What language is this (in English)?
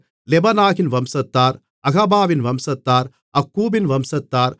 Tamil